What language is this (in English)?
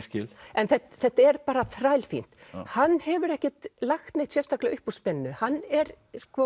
Icelandic